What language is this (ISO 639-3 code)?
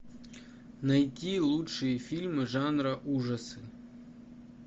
rus